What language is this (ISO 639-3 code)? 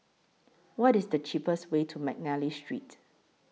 eng